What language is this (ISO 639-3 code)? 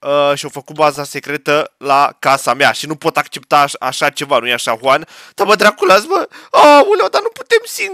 ron